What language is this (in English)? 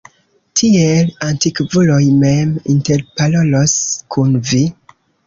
Esperanto